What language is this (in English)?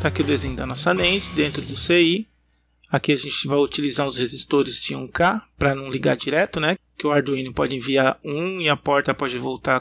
Portuguese